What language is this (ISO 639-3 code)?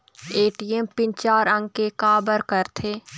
hne